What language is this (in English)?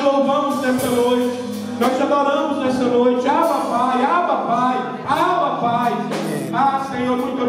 Portuguese